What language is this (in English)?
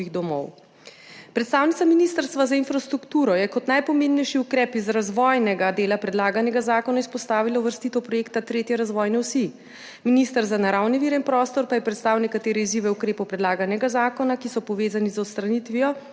Slovenian